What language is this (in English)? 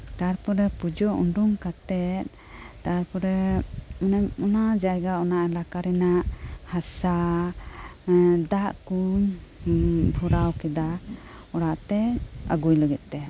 Santali